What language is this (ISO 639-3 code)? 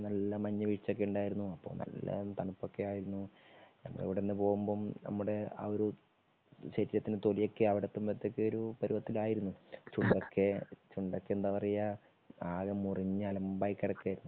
mal